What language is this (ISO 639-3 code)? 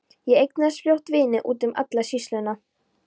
isl